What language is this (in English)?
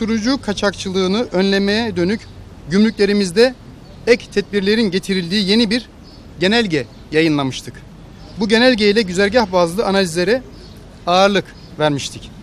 Turkish